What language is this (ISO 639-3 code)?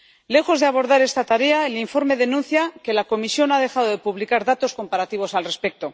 spa